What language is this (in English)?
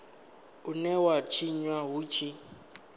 Venda